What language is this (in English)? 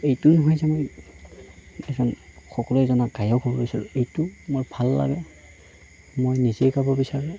Assamese